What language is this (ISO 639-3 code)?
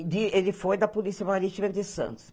por